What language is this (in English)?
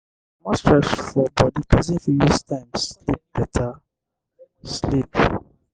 Nigerian Pidgin